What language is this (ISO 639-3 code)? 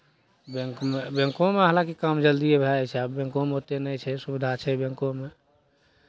mai